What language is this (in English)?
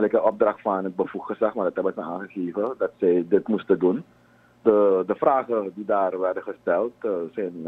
Dutch